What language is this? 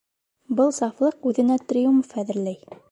Bashkir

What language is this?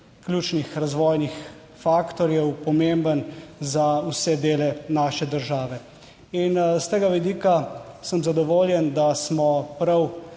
Slovenian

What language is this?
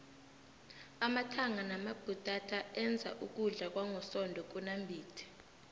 South Ndebele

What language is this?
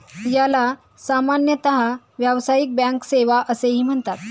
Marathi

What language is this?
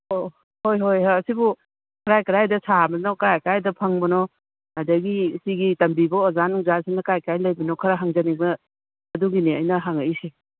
Manipuri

